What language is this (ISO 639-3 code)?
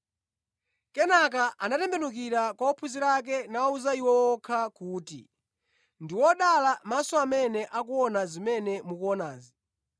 nya